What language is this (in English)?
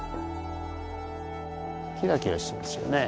Japanese